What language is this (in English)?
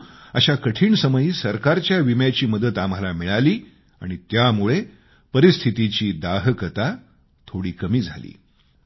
Marathi